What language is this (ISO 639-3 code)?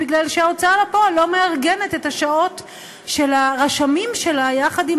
heb